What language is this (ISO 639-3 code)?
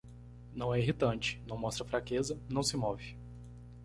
por